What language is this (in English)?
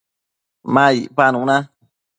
Matsés